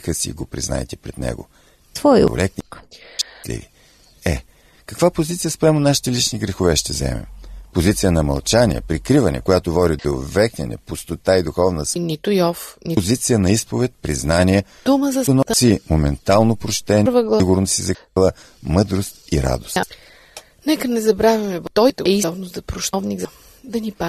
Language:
Bulgarian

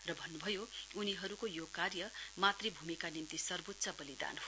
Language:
Nepali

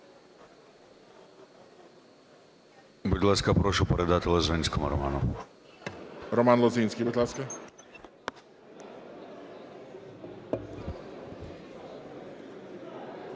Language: Ukrainian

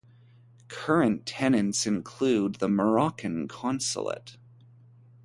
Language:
English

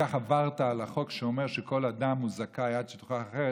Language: Hebrew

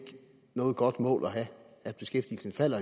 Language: Danish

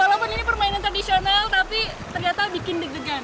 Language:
Indonesian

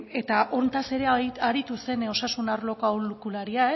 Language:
Basque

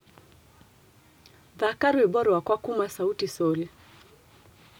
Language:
Kikuyu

